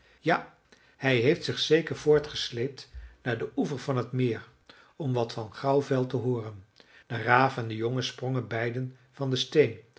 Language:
Dutch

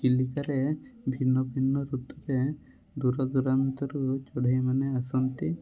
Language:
Odia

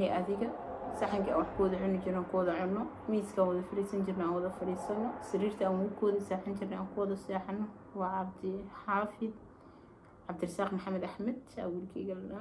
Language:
Arabic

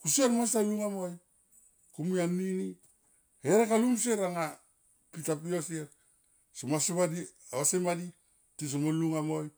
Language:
Tomoip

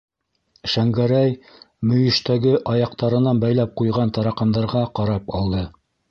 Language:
Bashkir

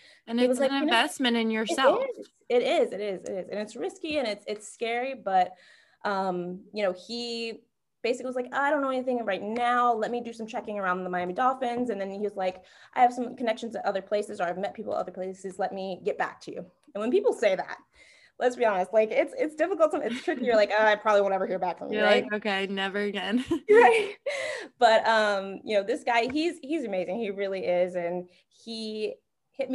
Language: English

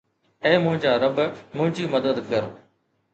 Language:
Sindhi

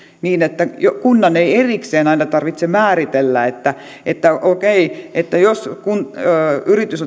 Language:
Finnish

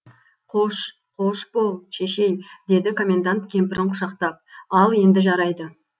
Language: Kazakh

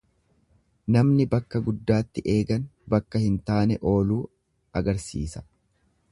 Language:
Oromo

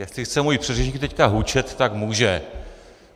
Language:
Czech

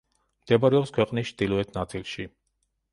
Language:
Georgian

